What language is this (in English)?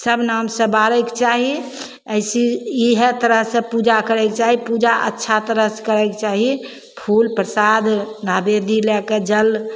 Maithili